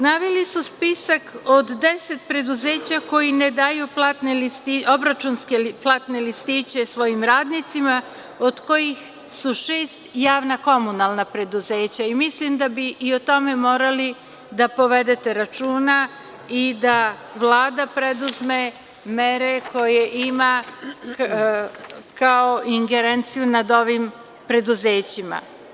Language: Serbian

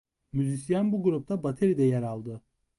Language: Turkish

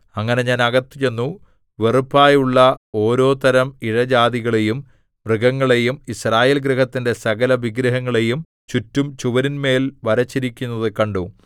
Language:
Malayalam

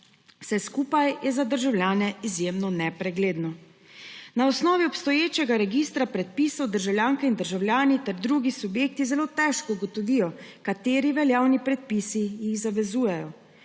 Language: Slovenian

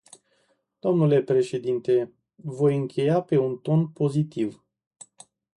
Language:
Romanian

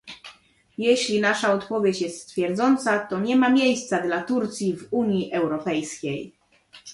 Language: Polish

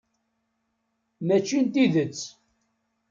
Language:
Kabyle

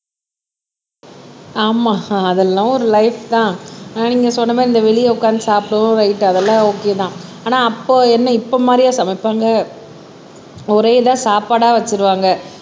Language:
Tamil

